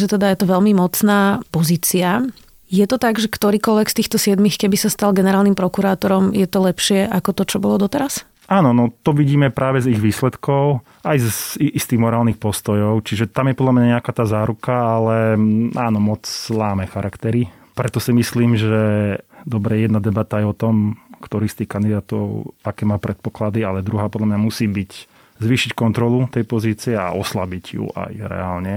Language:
Slovak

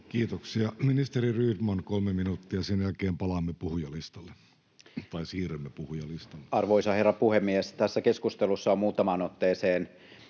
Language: Finnish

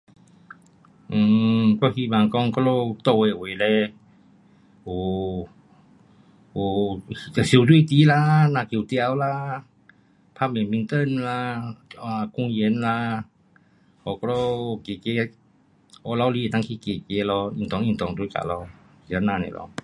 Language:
Pu-Xian Chinese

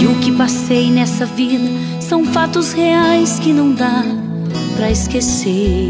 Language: Portuguese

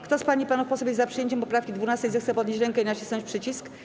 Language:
Polish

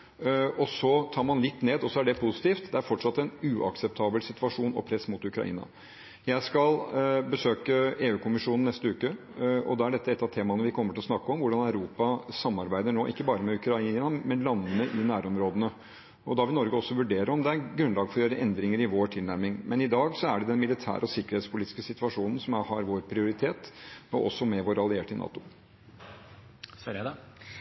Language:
Norwegian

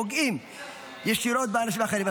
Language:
Hebrew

